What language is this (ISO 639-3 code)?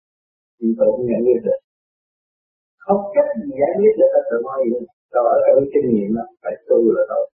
vie